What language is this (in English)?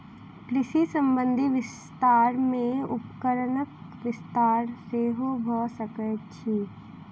Maithili